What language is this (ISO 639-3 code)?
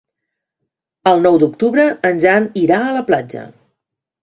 cat